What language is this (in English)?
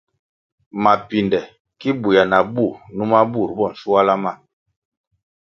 Kwasio